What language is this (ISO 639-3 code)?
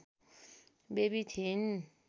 nep